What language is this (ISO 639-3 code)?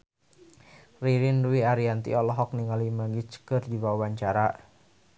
sun